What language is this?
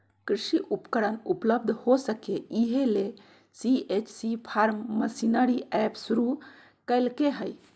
Magahi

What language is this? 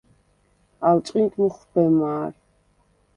Svan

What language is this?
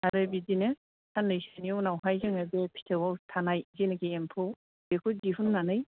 Bodo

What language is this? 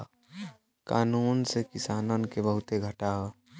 Bhojpuri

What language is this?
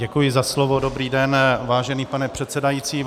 Czech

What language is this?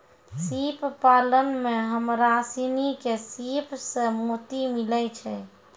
Maithili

